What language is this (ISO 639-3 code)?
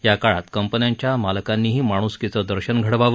mar